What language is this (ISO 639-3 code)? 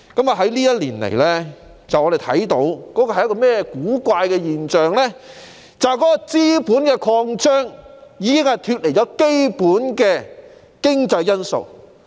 yue